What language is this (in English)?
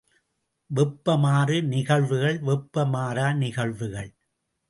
Tamil